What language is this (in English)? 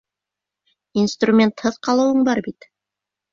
Bashkir